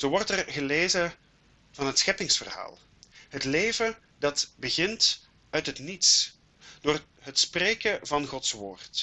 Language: Dutch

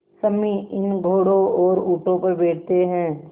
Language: Hindi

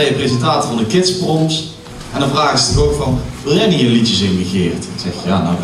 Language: Dutch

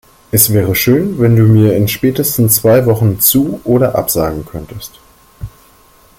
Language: German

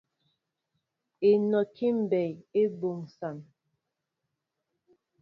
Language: Mbo (Cameroon)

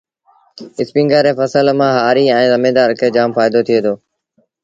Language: Sindhi Bhil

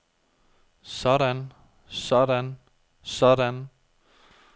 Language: Danish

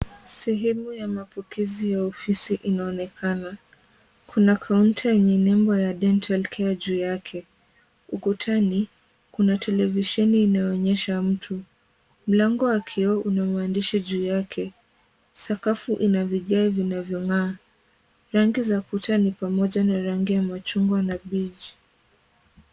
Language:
Swahili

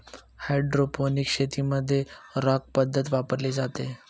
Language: Marathi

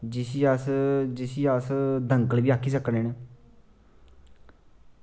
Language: Dogri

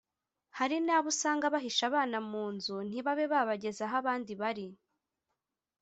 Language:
Kinyarwanda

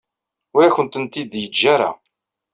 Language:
Kabyle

